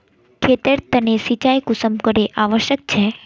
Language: Magahi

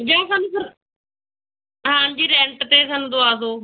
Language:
Punjabi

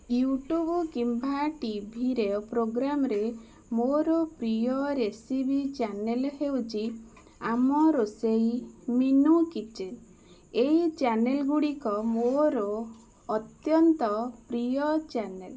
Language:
Odia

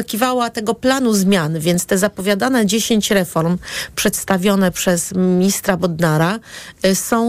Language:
Polish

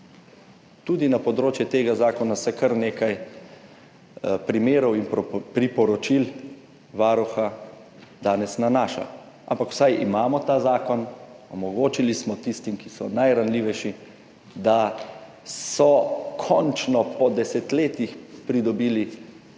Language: Slovenian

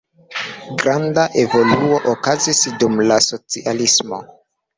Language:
Esperanto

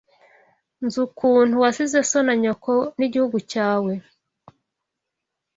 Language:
Kinyarwanda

